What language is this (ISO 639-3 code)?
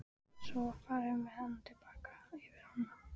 isl